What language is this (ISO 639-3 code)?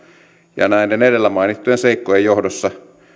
fin